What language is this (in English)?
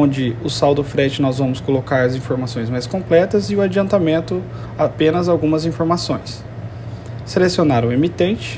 Portuguese